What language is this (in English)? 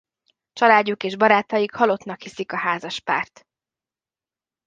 Hungarian